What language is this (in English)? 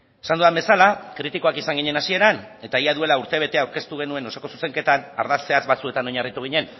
Basque